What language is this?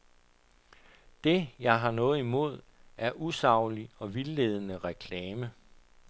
Danish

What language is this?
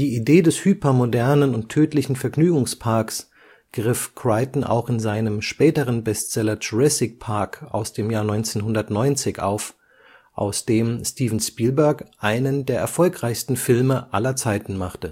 German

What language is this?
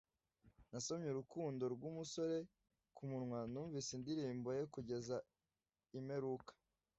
Kinyarwanda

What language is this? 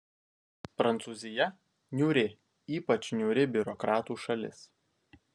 Lithuanian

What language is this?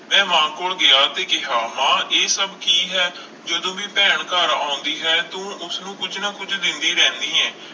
Punjabi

